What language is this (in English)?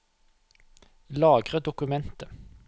Norwegian